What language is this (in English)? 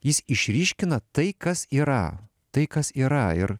Lithuanian